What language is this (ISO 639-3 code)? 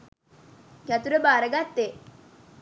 sin